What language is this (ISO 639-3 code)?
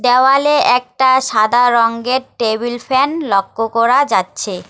ben